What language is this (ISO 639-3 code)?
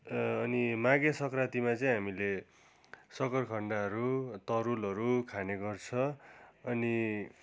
nep